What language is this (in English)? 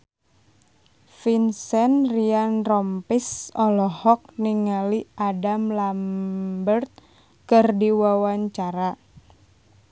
Sundanese